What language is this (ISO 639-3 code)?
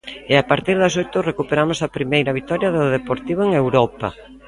glg